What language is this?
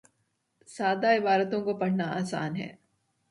Urdu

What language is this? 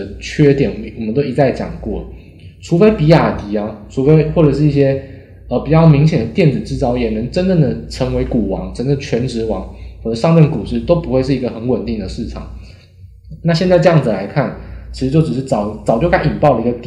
Chinese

